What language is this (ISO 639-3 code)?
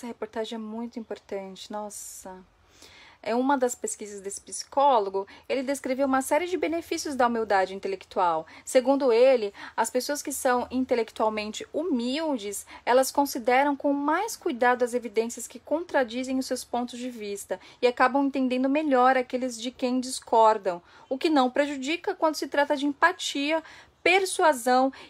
por